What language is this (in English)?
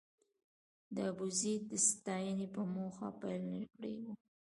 Pashto